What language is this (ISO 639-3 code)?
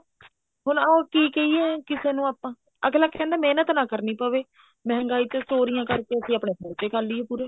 pan